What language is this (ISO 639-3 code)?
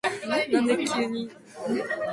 jpn